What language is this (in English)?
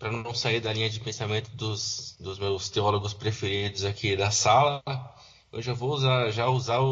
Portuguese